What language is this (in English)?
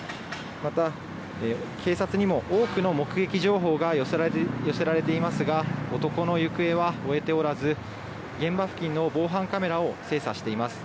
Japanese